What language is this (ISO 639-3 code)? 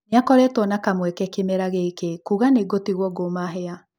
kik